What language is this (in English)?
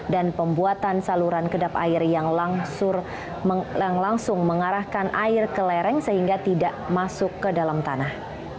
Indonesian